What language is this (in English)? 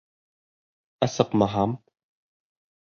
Bashkir